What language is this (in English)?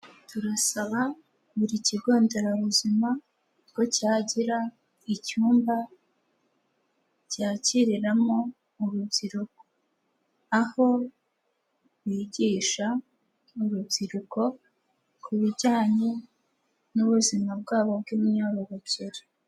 Kinyarwanda